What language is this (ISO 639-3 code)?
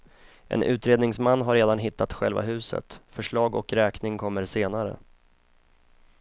swe